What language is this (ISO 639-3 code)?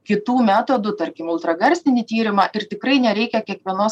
lit